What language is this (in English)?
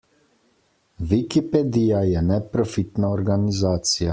Slovenian